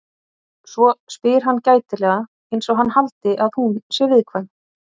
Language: Icelandic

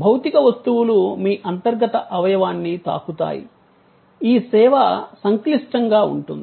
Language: Telugu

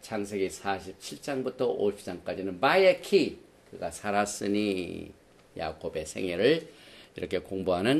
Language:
Korean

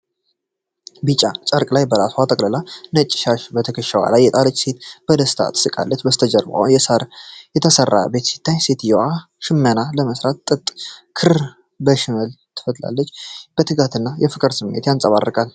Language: Amharic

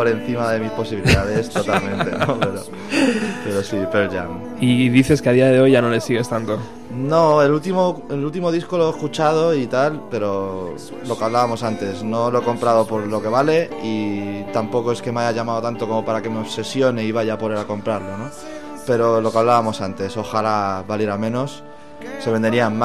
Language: Spanish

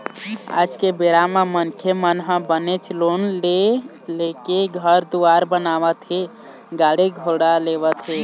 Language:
Chhattisgarhi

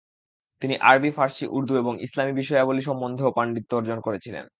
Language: Bangla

